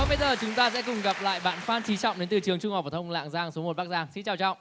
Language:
Vietnamese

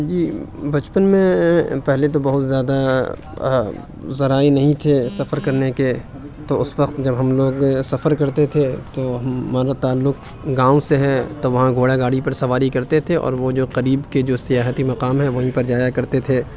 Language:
Urdu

